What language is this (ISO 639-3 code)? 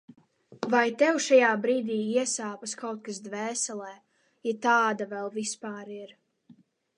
lav